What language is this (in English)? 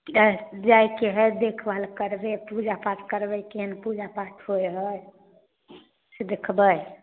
Maithili